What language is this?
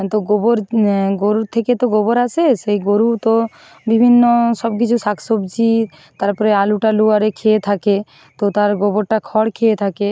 Bangla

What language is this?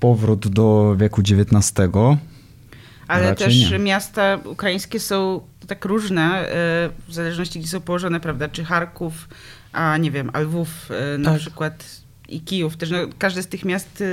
Polish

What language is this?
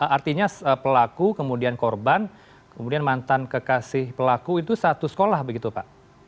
Indonesian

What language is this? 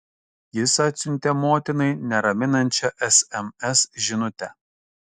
Lithuanian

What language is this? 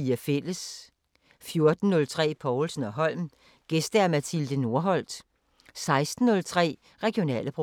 Danish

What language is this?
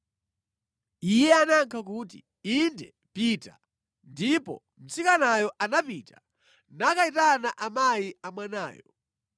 Nyanja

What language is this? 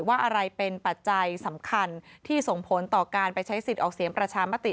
Thai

